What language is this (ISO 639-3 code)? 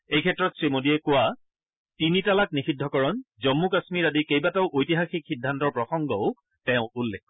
asm